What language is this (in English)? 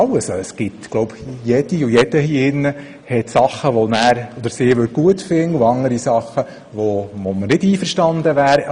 Swiss German